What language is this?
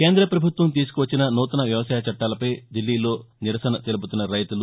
Telugu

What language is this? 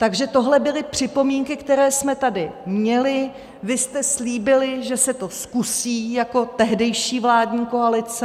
Czech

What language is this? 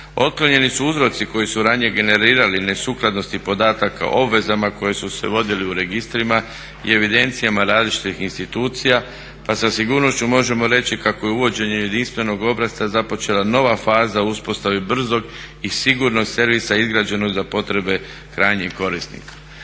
Croatian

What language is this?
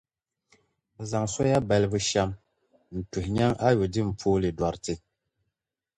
Dagbani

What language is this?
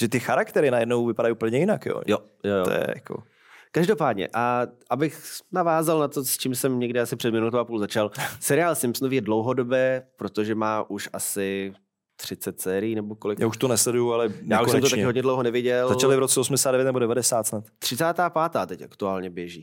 Czech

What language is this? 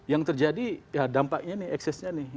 Indonesian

